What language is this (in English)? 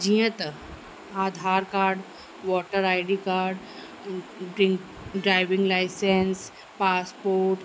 Sindhi